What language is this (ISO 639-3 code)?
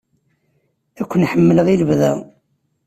kab